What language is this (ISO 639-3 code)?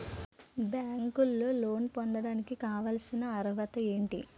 tel